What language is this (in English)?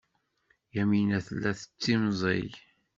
Kabyle